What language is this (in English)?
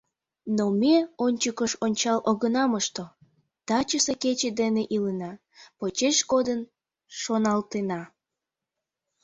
Mari